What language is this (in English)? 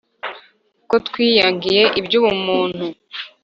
Kinyarwanda